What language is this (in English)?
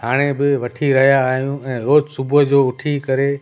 Sindhi